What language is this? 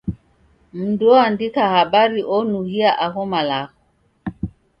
Taita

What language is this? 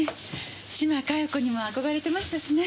Japanese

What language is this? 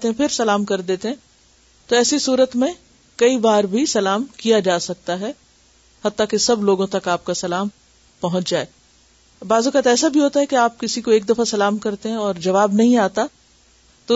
Urdu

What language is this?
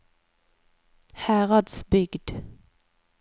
Norwegian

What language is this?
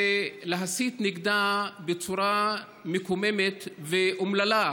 Hebrew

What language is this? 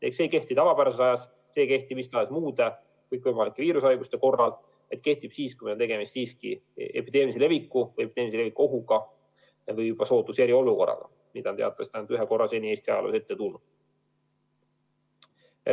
Estonian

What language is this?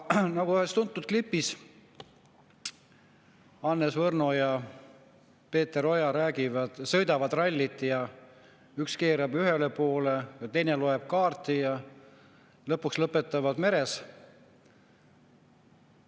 Estonian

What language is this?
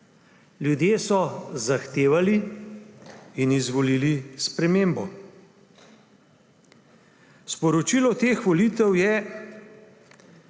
Slovenian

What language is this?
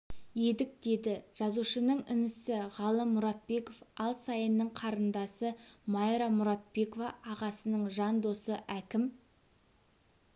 Kazakh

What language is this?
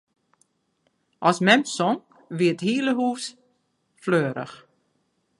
Western Frisian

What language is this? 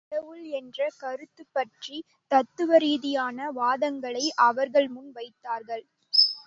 Tamil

